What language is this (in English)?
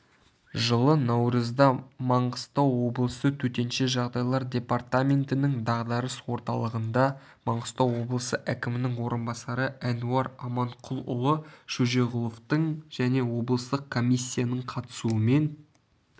Kazakh